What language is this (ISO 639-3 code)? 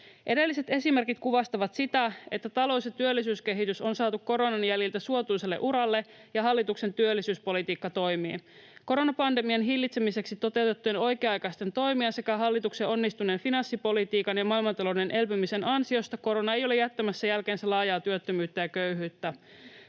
fin